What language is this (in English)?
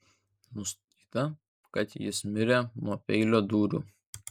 Lithuanian